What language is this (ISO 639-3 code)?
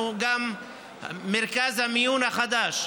heb